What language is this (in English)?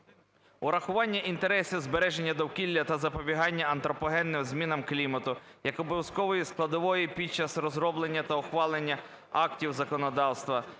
Ukrainian